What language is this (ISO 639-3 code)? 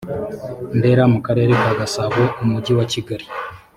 kin